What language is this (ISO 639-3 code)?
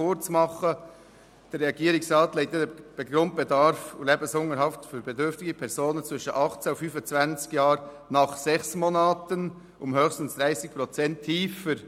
gsw